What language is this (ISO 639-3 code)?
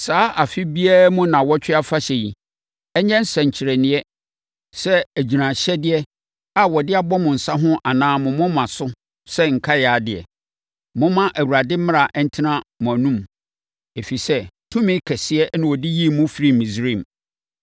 aka